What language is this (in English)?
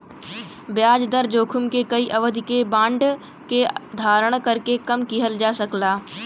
Bhojpuri